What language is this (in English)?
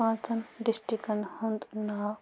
Kashmiri